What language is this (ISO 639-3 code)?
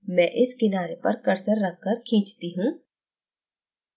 hin